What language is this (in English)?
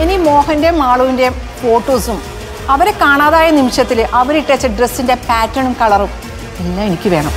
Malayalam